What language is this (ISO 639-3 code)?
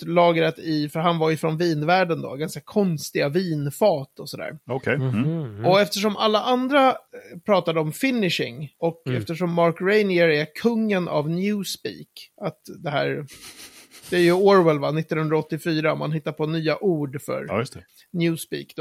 swe